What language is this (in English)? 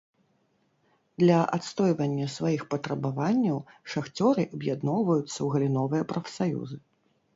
Belarusian